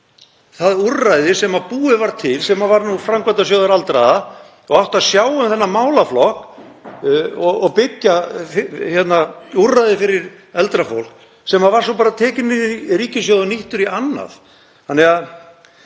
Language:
Icelandic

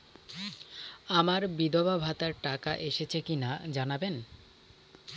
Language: Bangla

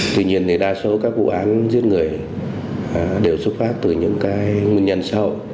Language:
Vietnamese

